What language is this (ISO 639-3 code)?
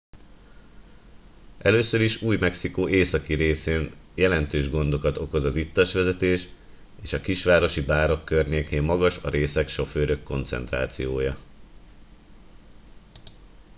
hun